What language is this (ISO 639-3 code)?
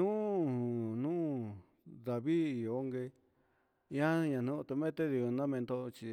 mxs